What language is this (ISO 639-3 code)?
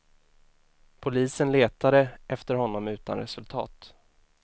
swe